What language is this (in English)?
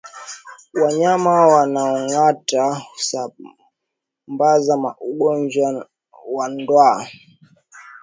Swahili